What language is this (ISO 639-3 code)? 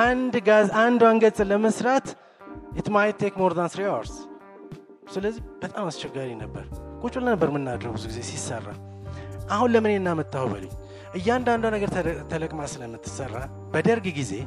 amh